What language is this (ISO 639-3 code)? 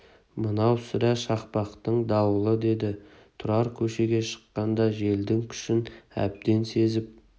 kaz